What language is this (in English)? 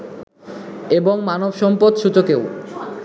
Bangla